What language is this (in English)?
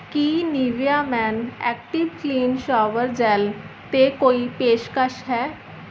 Punjabi